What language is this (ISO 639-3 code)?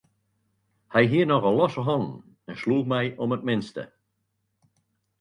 fry